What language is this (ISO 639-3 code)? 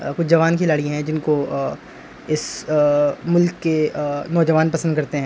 urd